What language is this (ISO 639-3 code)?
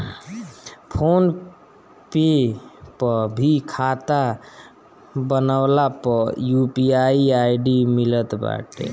bho